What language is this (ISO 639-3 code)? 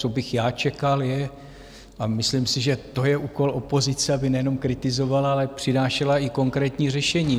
ces